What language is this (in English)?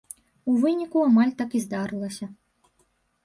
Belarusian